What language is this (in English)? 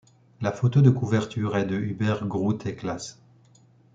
French